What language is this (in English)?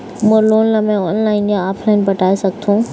Chhattisgarhi